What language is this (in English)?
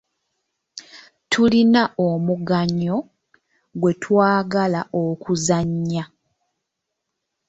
Ganda